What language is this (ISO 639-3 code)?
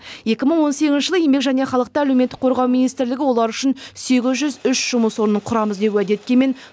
kaz